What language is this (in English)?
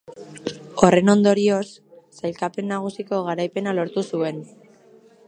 Basque